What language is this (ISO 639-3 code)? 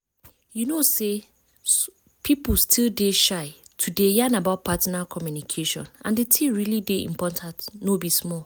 pcm